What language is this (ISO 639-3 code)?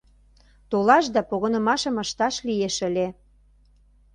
chm